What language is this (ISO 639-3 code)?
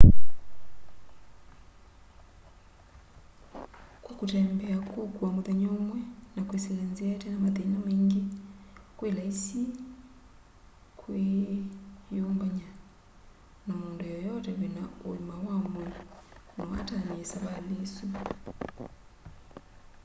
kam